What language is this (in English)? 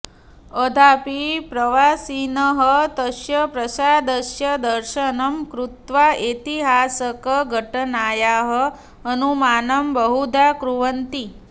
Sanskrit